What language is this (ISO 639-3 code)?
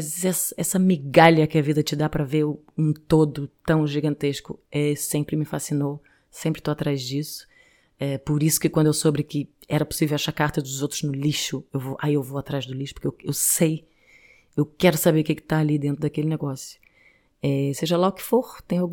por